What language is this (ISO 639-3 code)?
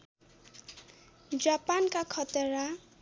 nep